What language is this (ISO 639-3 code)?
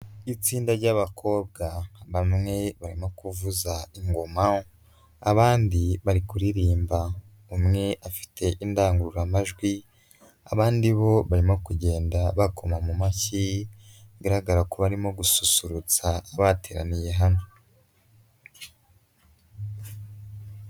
kin